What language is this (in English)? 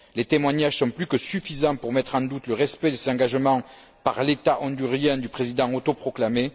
French